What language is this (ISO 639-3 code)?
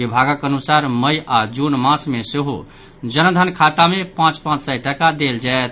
mai